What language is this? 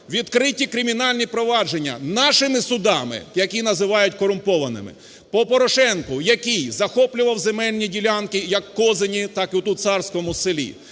Ukrainian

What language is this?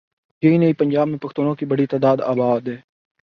Urdu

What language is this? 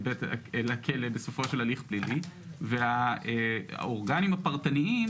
Hebrew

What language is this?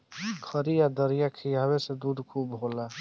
Bhojpuri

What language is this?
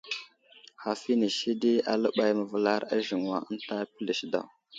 Wuzlam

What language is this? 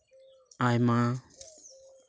Santali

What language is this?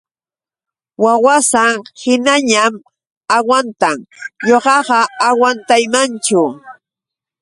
Yauyos Quechua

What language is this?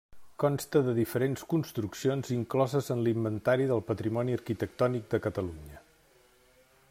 Catalan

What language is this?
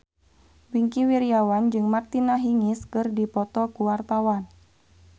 Sundanese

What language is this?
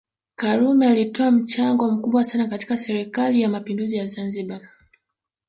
Swahili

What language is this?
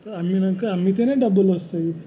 Telugu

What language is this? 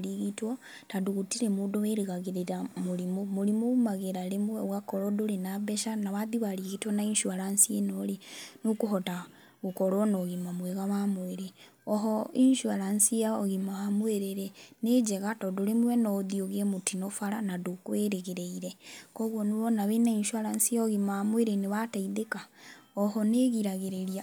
Kikuyu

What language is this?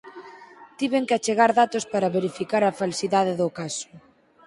Galician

